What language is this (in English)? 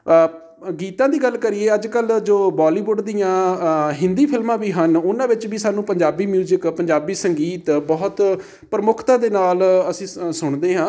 Punjabi